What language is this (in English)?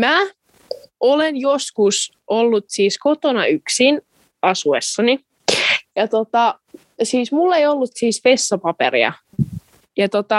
Finnish